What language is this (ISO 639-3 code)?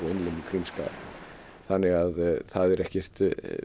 isl